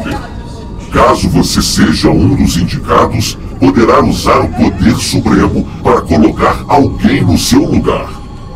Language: Portuguese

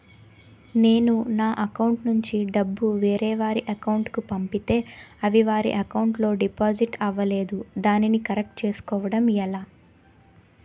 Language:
Telugu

